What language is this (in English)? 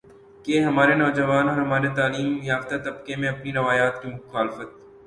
Urdu